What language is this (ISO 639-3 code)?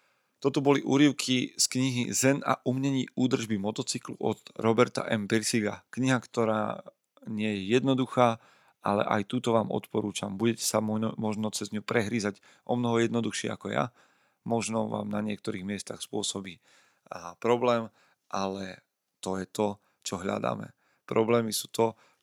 slk